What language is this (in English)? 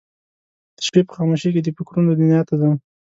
Pashto